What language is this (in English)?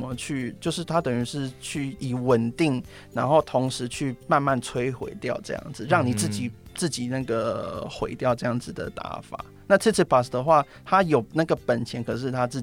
Chinese